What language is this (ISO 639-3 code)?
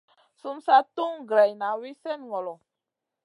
mcn